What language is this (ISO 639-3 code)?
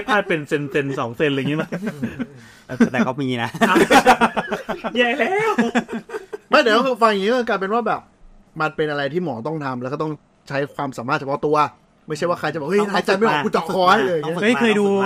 tha